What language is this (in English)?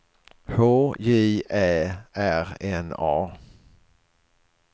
Swedish